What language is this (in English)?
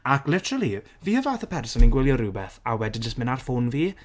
Welsh